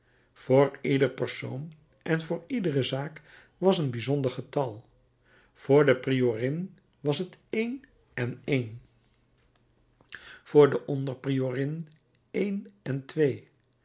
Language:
Dutch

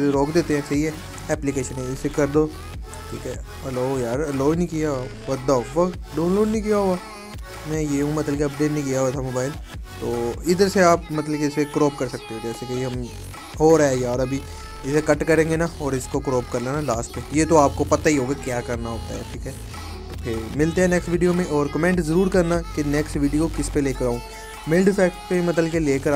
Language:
Hindi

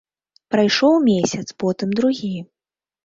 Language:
Belarusian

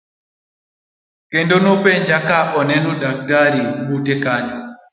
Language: Luo (Kenya and Tanzania)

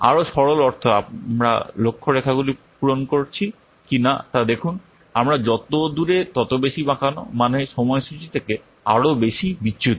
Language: Bangla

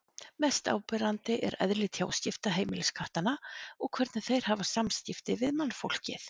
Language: Icelandic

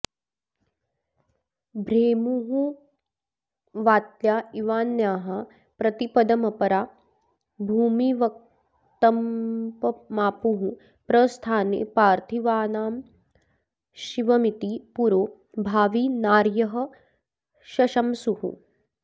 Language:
Sanskrit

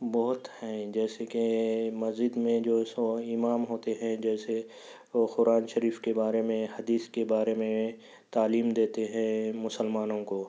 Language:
Urdu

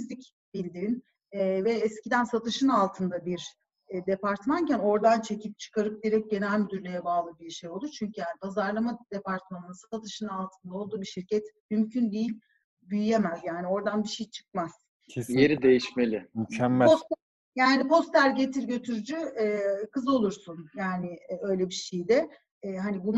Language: Turkish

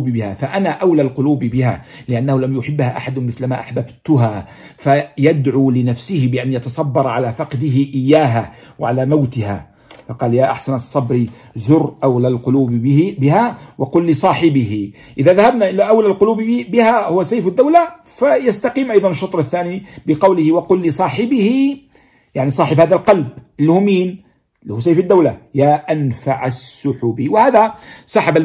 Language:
Arabic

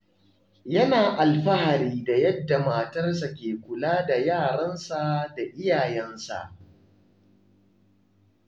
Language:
Hausa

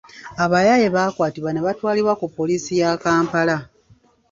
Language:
Ganda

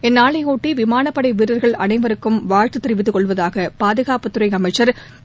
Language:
Tamil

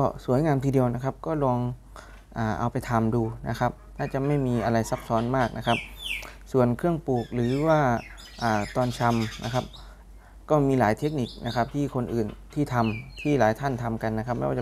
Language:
Thai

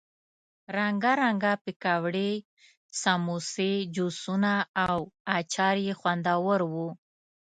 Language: Pashto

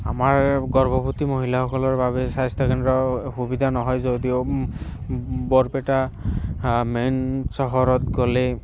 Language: Assamese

